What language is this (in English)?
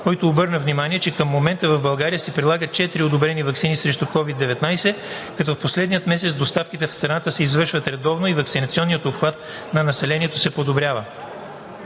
Bulgarian